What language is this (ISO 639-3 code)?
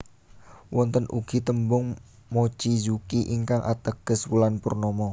jav